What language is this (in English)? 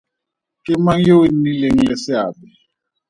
Tswana